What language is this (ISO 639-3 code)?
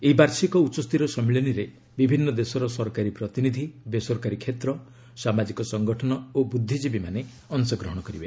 ori